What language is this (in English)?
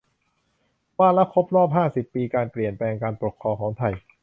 Thai